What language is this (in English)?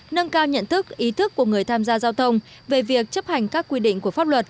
Vietnamese